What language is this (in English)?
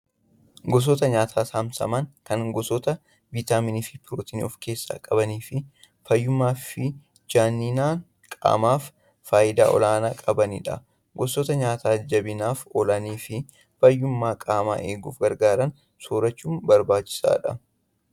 Oromo